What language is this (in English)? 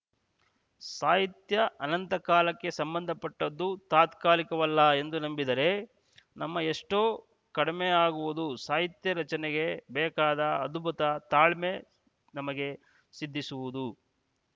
Kannada